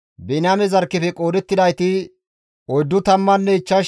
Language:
Gamo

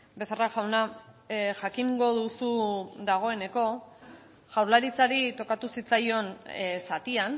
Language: Basque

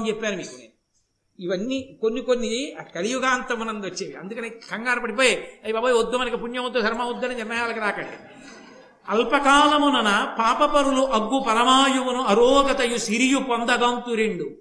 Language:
Telugu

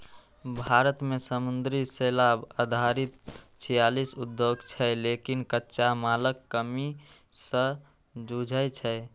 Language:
Maithili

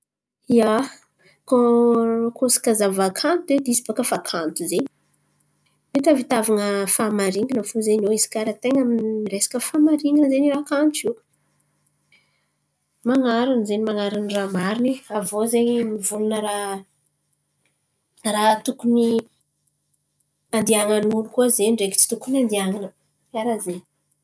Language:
Antankarana Malagasy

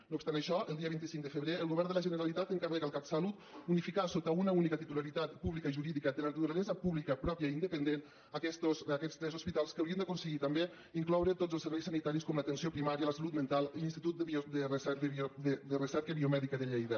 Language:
Catalan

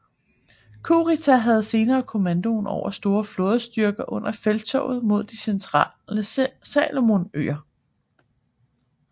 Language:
Danish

